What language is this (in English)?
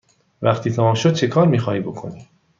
Persian